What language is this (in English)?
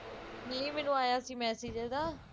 Punjabi